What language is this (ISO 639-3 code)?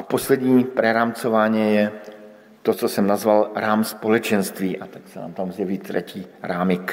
ces